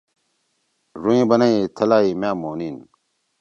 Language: Torwali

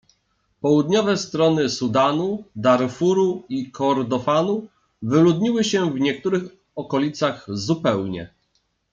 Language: Polish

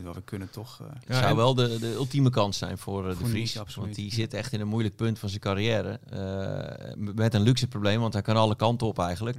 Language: Dutch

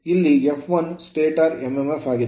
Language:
Kannada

